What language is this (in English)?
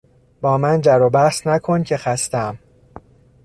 Persian